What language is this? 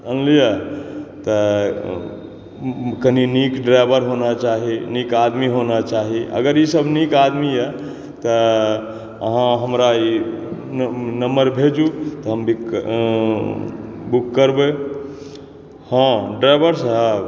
Maithili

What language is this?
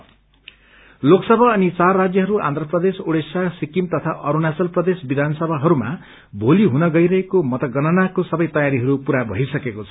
Nepali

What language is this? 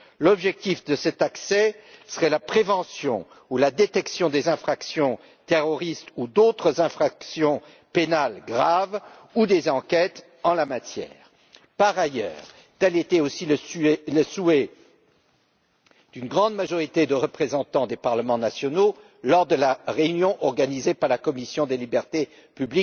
French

